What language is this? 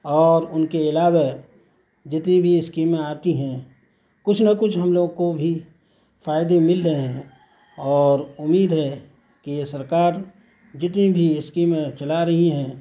Urdu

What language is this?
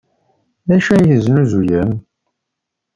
Kabyle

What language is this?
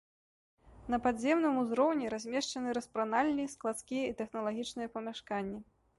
Belarusian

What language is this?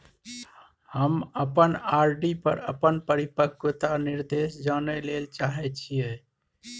Maithili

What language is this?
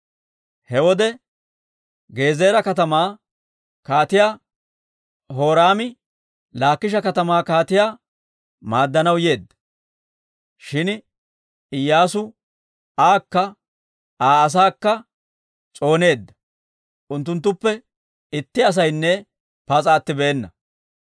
Dawro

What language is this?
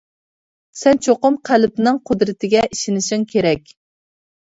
Uyghur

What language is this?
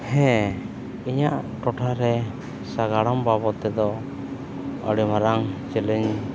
Santali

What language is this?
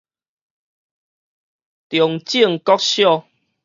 Min Nan Chinese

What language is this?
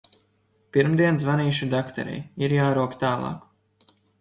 Latvian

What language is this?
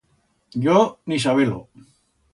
Aragonese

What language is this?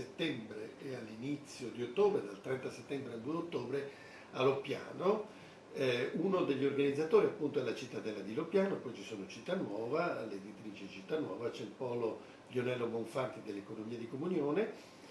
Italian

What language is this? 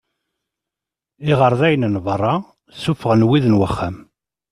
Kabyle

